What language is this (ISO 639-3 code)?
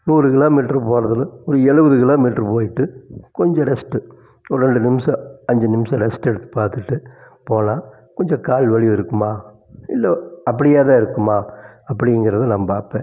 tam